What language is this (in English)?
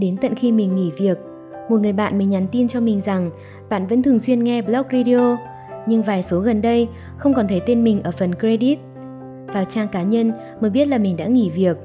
Vietnamese